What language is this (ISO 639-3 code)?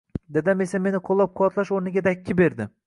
uzb